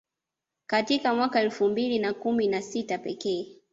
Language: Swahili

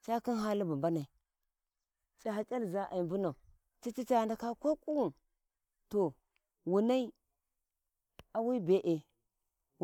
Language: Warji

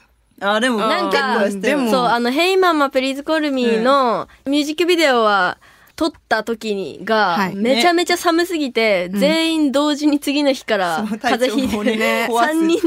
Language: Japanese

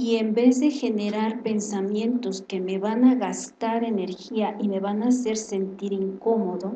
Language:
Spanish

